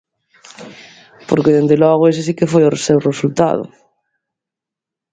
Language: Galician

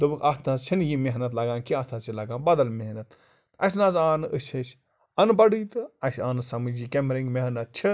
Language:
Kashmiri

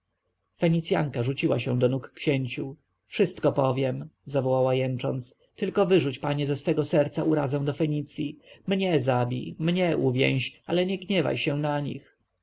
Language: Polish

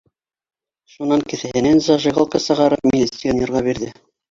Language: Bashkir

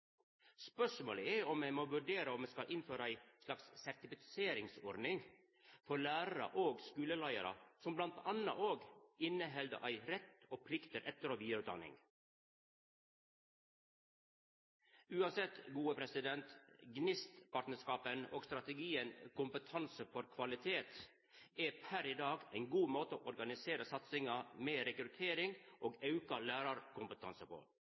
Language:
Norwegian Nynorsk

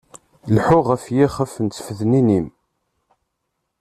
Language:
Kabyle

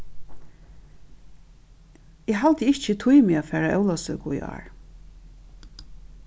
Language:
Faroese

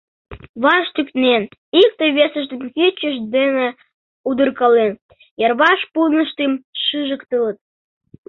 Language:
Mari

